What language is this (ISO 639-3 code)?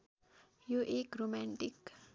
nep